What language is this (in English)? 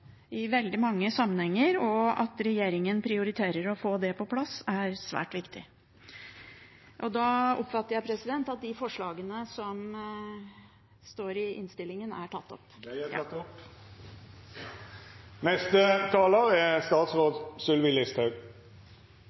Norwegian